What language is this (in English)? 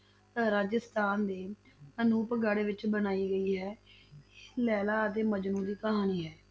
Punjabi